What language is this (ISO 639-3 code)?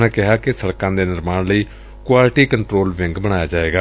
pan